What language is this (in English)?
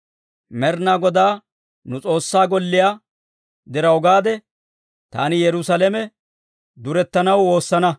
Dawro